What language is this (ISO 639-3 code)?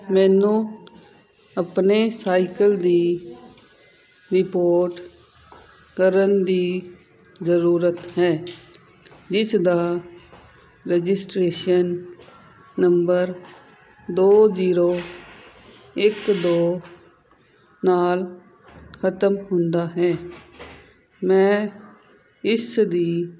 pan